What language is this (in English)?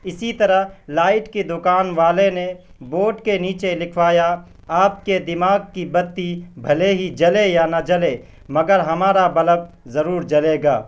Urdu